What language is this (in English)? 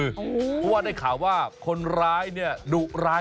Thai